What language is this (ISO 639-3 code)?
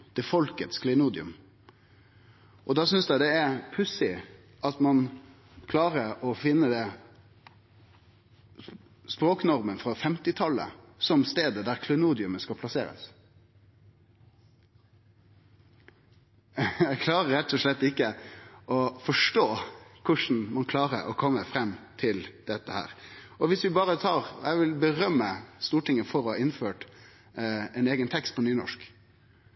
nno